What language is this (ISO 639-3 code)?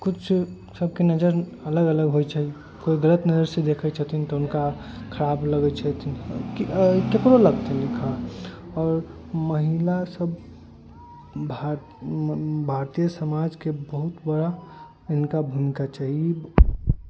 mai